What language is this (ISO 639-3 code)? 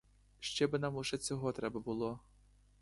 ukr